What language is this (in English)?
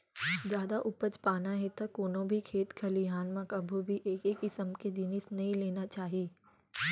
Chhattisgarhi